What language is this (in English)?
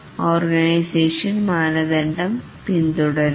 Malayalam